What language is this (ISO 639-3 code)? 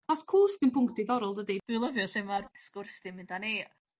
cym